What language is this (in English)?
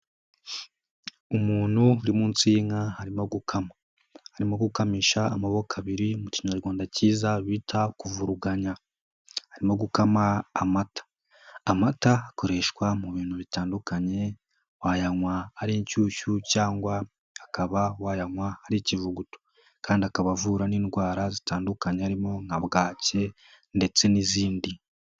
Kinyarwanda